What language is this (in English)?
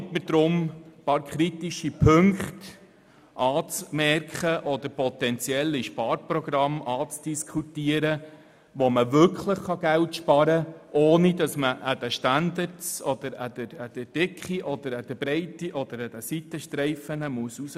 Swiss German